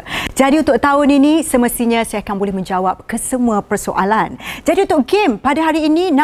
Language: Malay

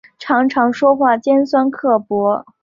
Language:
Chinese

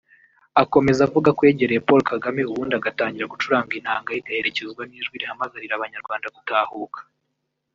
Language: Kinyarwanda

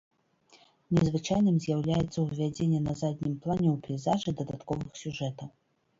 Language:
Belarusian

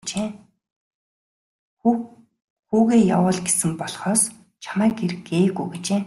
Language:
Mongolian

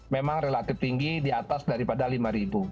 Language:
Indonesian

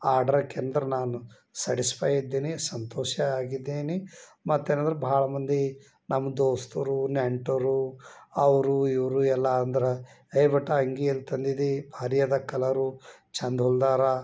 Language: Kannada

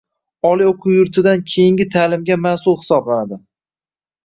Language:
Uzbek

